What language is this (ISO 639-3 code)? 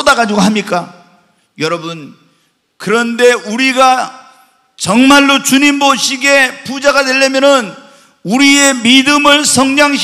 kor